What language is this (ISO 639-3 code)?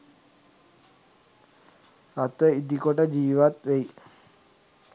sin